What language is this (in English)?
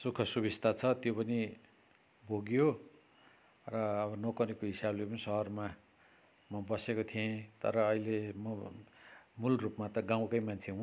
Nepali